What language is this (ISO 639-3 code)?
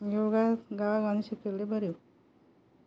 kok